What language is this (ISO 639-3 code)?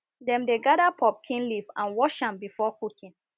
pcm